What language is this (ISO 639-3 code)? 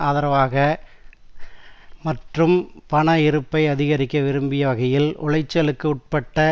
tam